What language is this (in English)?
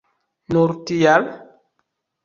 Esperanto